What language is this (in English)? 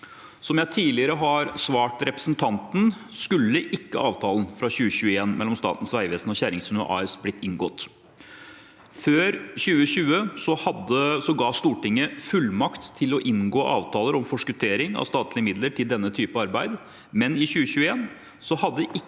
Norwegian